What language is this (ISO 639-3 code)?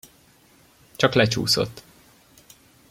hun